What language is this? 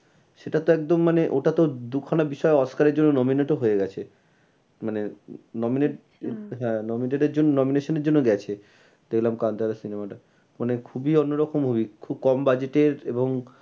Bangla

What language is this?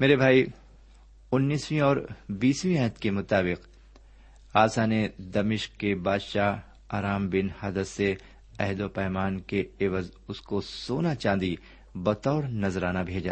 Urdu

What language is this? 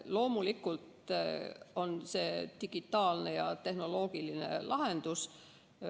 Estonian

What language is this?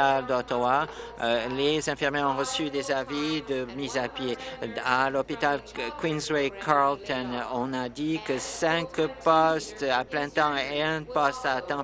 French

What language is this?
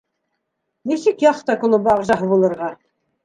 Bashkir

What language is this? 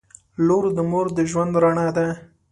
Pashto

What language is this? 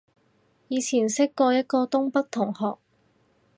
Cantonese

